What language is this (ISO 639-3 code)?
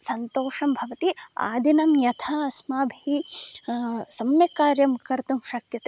san